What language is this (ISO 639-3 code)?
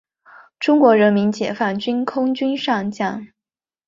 zho